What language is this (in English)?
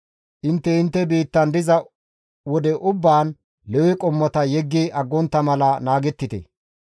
Gamo